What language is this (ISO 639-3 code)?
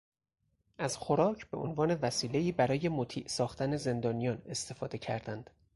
fas